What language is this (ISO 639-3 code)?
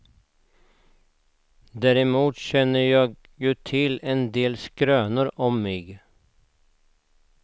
swe